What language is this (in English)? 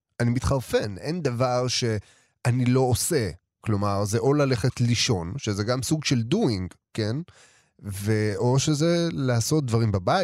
Hebrew